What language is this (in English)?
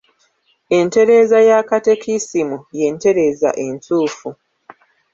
Ganda